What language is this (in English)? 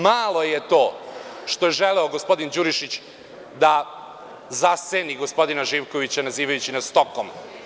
Serbian